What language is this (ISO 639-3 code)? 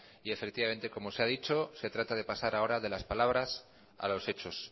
spa